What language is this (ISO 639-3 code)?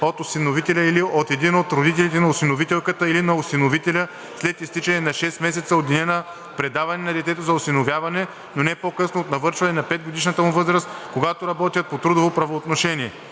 bul